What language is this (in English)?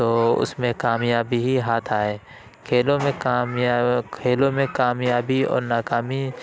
Urdu